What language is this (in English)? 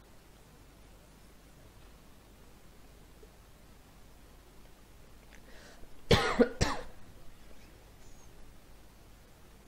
Dutch